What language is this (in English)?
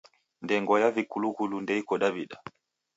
Taita